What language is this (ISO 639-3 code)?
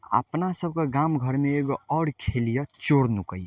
mai